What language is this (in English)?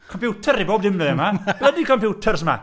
Welsh